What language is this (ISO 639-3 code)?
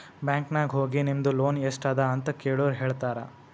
kan